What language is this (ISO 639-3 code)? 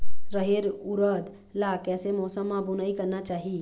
hne